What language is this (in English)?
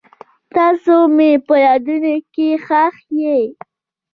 Pashto